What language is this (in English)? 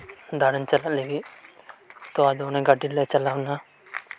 Santali